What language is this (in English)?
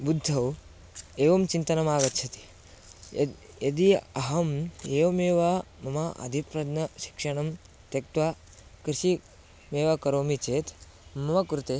Sanskrit